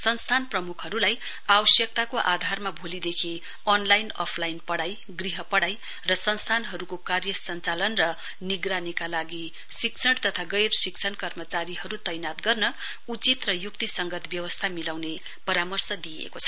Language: Nepali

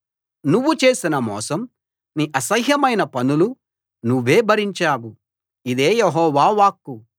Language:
Telugu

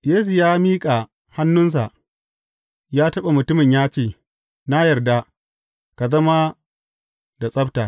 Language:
Hausa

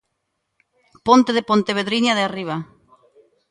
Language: Galician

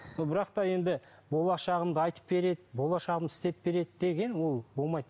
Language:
Kazakh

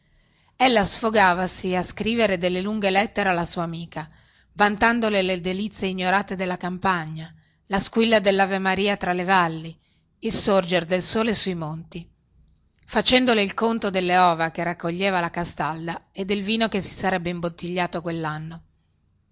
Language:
Italian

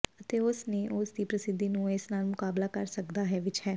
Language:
Punjabi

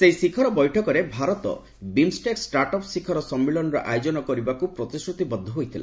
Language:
Odia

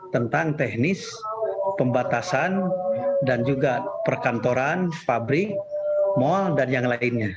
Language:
Indonesian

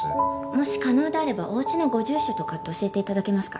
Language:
Japanese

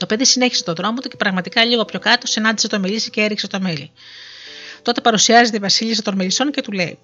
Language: Greek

